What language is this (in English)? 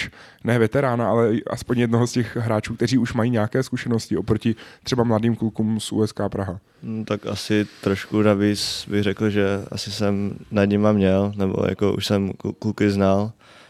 Czech